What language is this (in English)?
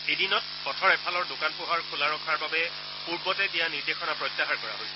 Assamese